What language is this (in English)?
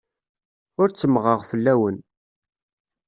Kabyle